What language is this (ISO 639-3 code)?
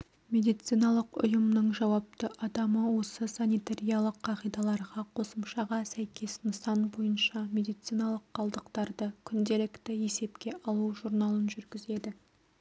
kaz